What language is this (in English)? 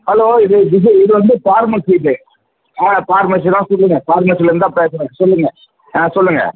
Tamil